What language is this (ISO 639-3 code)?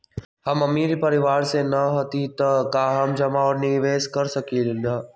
mag